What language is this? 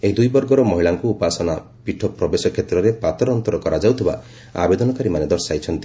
Odia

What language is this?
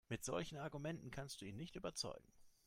German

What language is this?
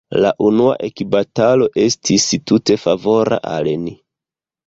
Esperanto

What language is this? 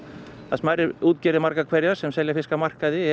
Icelandic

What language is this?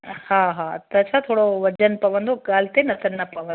Sindhi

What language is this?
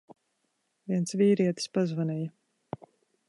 Latvian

